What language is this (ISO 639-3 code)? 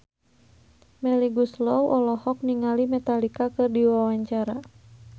sun